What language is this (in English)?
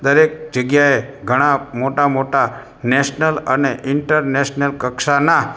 Gujarati